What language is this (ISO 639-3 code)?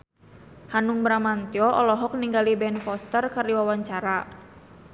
sun